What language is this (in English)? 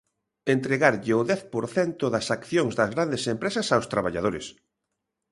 Galician